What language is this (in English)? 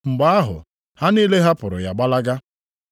Igbo